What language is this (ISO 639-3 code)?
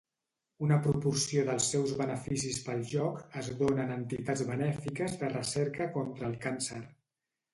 cat